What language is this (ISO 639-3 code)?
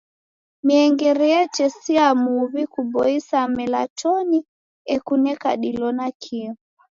dav